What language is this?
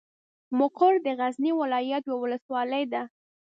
Pashto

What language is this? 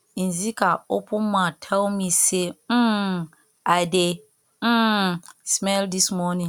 Nigerian Pidgin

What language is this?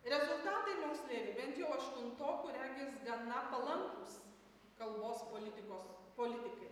Lithuanian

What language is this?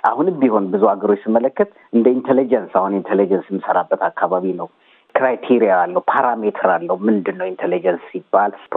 Amharic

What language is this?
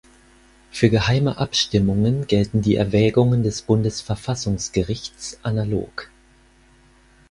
German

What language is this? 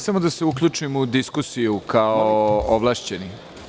Serbian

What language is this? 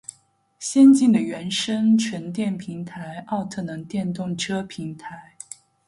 Chinese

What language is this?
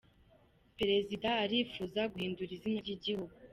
Kinyarwanda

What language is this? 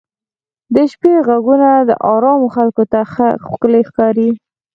Pashto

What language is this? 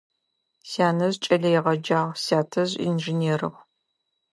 Adyghe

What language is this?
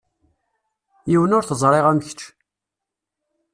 Kabyle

